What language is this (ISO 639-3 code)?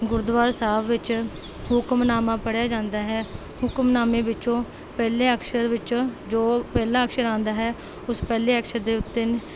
pan